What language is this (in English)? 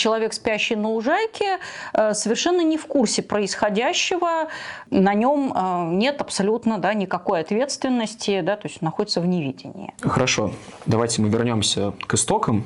Russian